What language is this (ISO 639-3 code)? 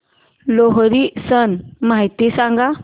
mar